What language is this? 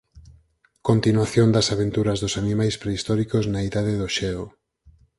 Galician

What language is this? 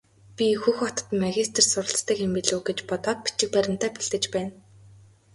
Mongolian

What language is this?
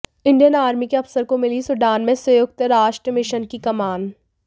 Hindi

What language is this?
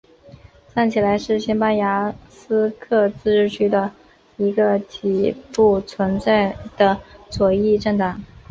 Chinese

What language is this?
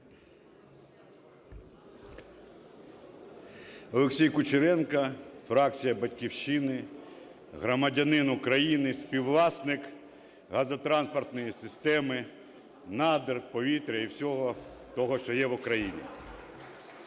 Ukrainian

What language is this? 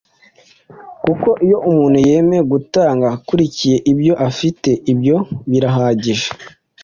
Kinyarwanda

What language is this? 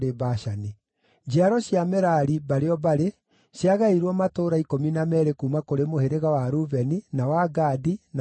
Kikuyu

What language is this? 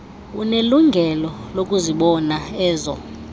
Xhosa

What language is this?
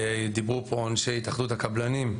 Hebrew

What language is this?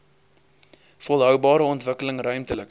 Afrikaans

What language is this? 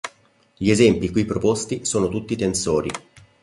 Italian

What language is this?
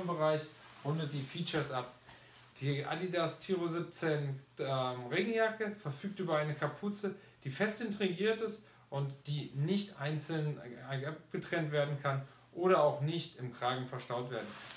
German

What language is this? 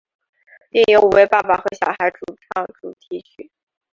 Chinese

